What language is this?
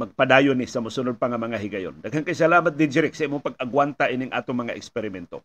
Filipino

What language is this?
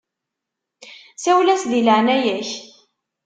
Kabyle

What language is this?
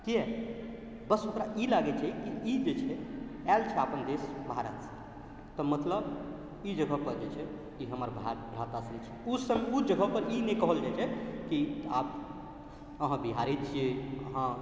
Maithili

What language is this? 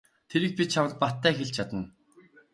Mongolian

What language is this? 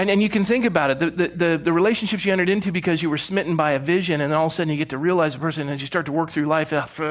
English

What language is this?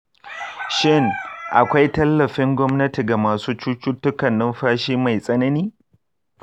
Hausa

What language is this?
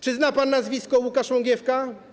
Polish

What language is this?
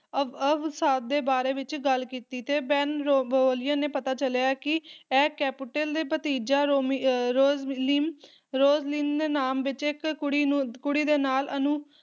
Punjabi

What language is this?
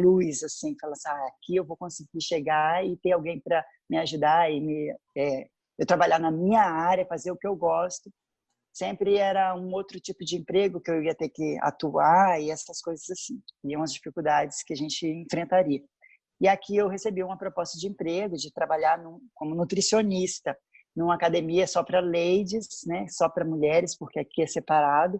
Portuguese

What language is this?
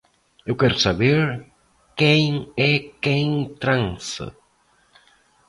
Portuguese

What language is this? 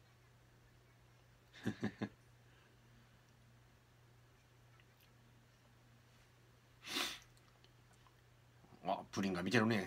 Japanese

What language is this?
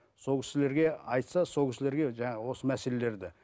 Kazakh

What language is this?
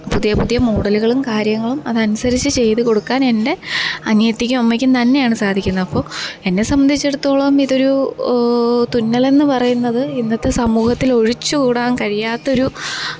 Malayalam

